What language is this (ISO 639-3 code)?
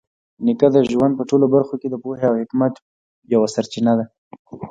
pus